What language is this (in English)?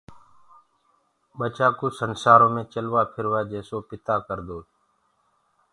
Gurgula